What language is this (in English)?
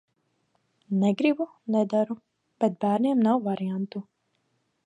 Latvian